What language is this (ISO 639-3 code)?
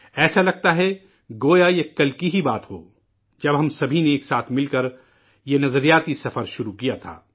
urd